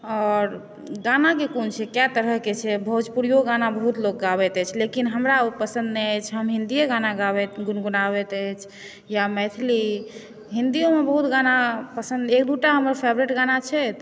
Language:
Maithili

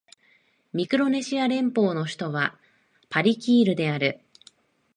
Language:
Japanese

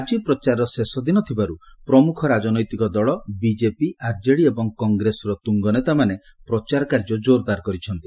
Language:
Odia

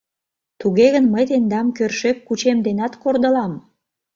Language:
Mari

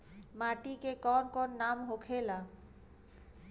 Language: Bhojpuri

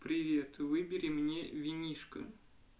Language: Russian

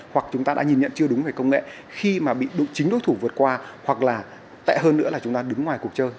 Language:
Vietnamese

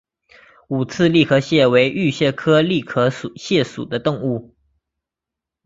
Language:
Chinese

